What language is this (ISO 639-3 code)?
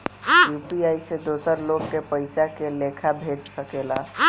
bho